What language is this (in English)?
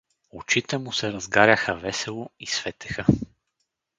Bulgarian